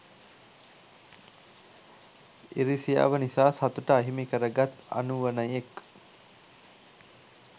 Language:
Sinhala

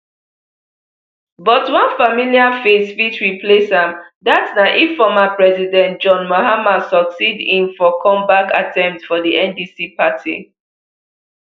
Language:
Nigerian Pidgin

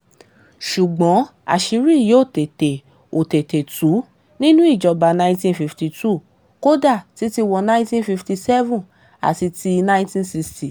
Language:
Yoruba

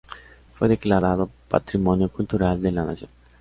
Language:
Spanish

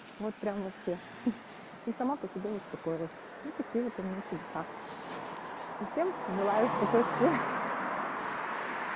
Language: Russian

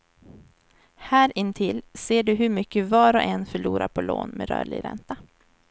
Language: Swedish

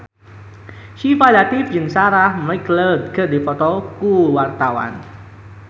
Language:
Sundanese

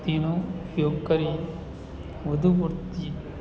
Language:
Gujarati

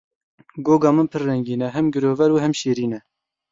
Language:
Kurdish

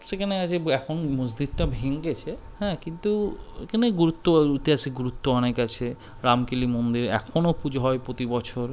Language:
Bangla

